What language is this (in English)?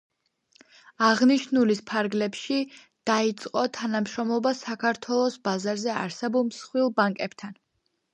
Georgian